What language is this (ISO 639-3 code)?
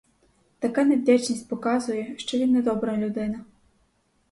ukr